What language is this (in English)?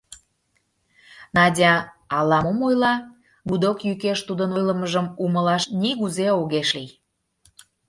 Mari